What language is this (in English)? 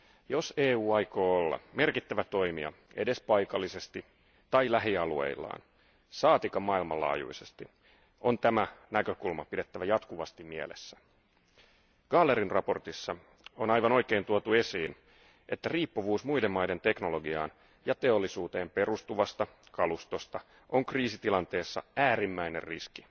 Finnish